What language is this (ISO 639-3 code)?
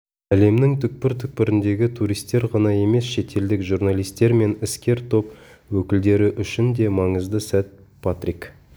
kaz